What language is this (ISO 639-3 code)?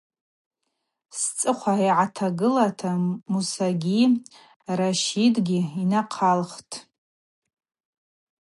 abq